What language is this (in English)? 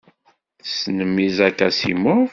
Kabyle